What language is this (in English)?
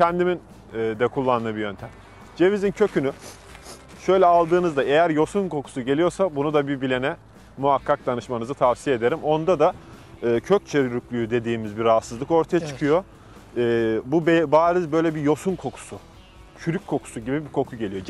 Turkish